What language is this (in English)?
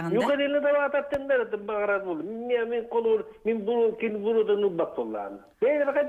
Turkish